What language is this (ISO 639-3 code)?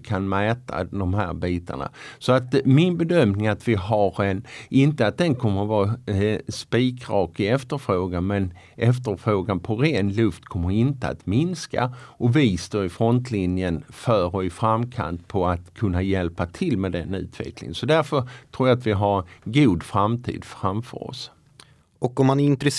swe